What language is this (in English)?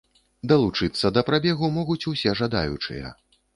Belarusian